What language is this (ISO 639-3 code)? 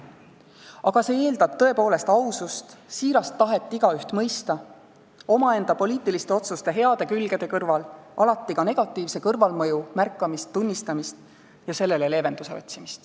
est